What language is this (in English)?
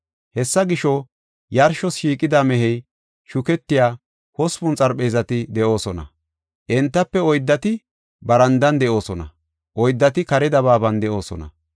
Gofa